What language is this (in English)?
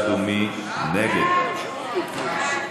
Hebrew